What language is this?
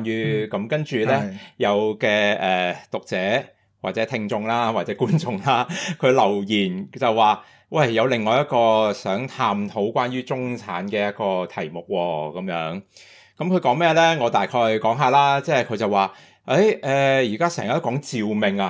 Chinese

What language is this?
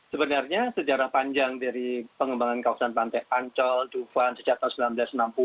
Indonesian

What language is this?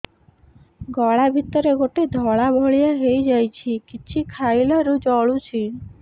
Odia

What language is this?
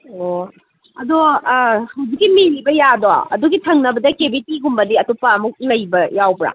Manipuri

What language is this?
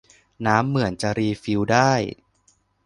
Thai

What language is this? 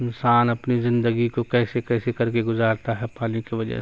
Urdu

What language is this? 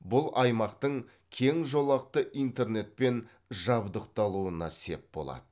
Kazakh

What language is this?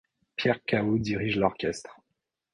French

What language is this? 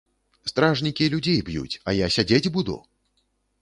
Belarusian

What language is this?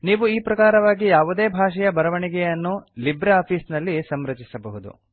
Kannada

